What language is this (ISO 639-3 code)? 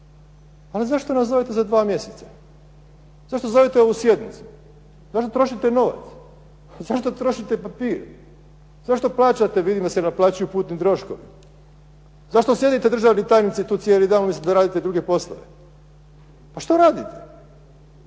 hrv